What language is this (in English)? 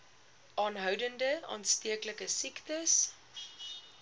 Afrikaans